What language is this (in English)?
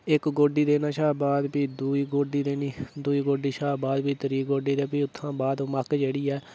Dogri